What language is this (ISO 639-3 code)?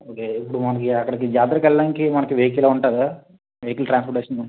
tel